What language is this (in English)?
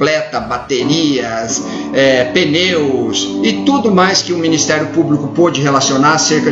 Portuguese